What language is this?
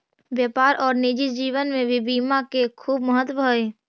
Magahi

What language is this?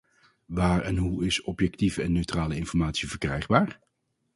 Dutch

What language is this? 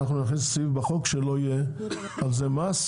Hebrew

